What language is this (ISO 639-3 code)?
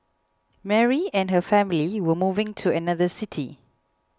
eng